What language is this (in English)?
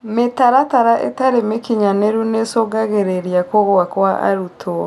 Kikuyu